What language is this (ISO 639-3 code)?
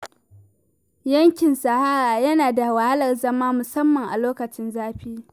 hau